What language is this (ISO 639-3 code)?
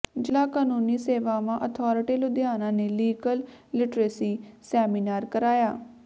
pan